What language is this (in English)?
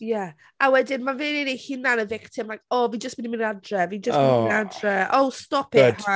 Welsh